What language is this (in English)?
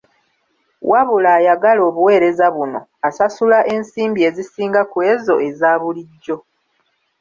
Ganda